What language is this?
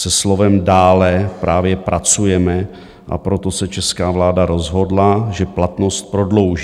Czech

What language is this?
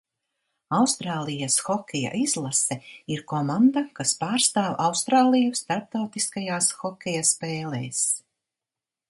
Latvian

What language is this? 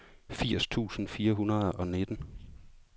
Danish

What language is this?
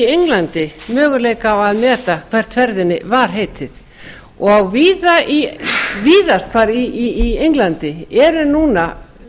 Icelandic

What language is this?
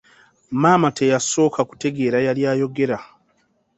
Ganda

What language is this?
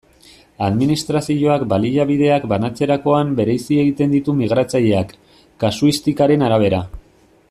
Basque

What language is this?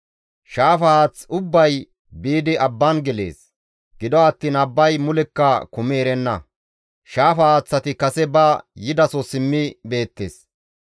Gamo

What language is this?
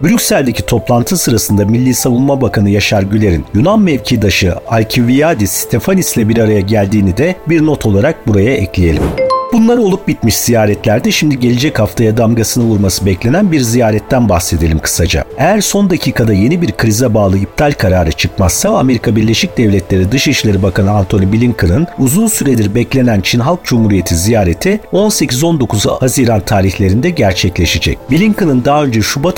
Turkish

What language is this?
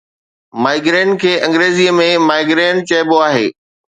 Sindhi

